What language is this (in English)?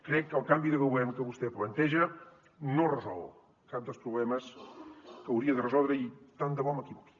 Catalan